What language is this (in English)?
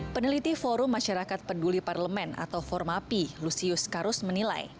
Indonesian